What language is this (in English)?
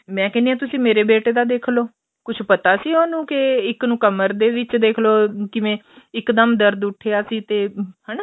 Punjabi